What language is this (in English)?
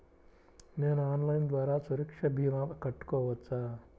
Telugu